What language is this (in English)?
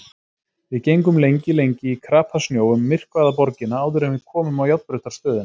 Icelandic